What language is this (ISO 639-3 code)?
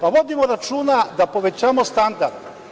srp